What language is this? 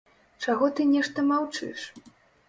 Belarusian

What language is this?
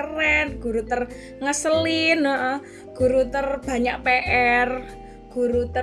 Indonesian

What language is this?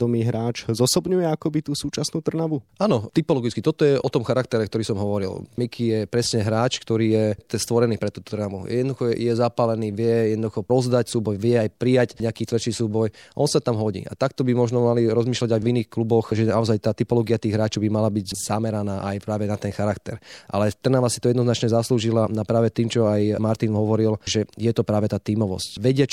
Slovak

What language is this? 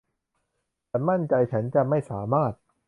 Thai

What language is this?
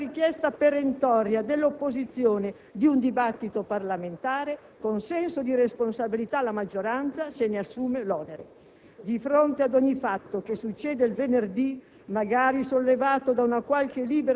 Italian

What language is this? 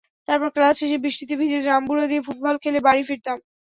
Bangla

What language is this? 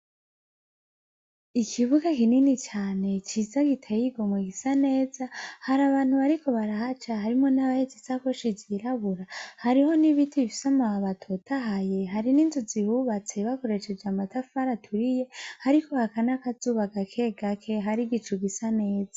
Rundi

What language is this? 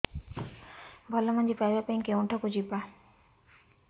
Odia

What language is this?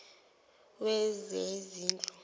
Zulu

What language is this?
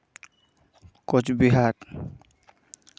Santali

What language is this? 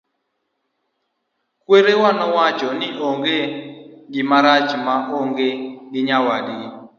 Luo (Kenya and Tanzania)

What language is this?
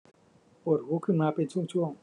Thai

